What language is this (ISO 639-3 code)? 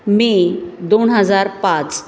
mar